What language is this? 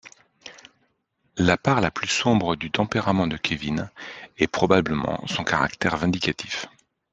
French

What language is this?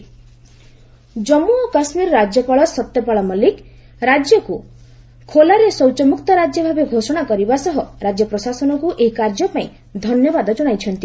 Odia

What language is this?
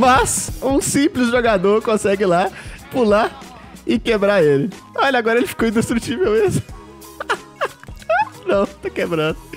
Portuguese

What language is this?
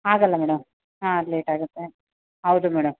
Kannada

